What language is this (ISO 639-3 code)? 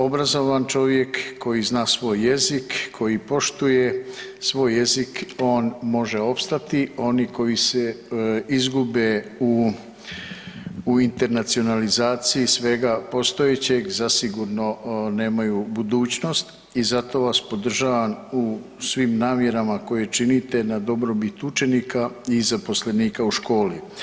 hrv